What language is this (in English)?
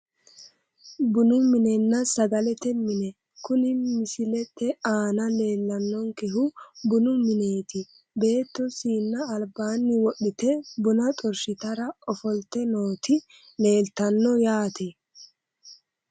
Sidamo